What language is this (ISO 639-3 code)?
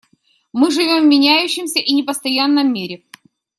rus